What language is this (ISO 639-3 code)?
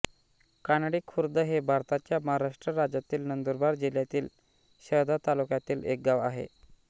mar